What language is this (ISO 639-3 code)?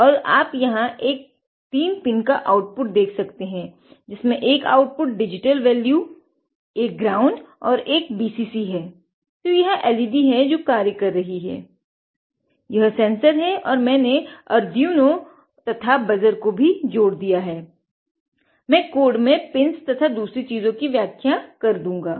hin